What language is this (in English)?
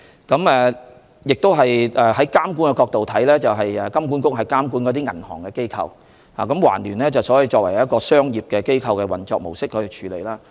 Cantonese